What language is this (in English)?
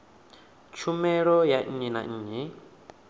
Venda